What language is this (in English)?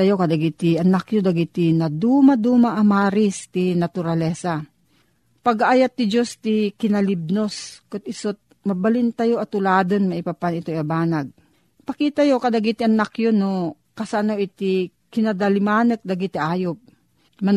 Filipino